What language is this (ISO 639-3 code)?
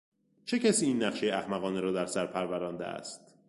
fas